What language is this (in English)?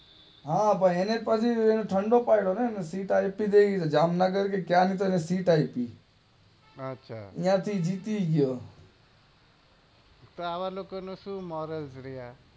Gujarati